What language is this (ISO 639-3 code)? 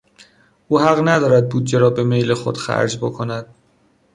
fas